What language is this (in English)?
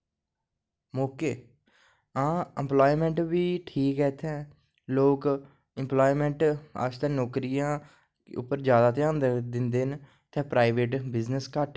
Dogri